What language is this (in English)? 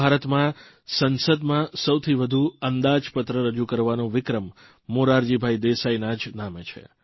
Gujarati